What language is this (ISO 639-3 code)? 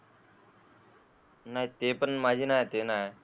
mar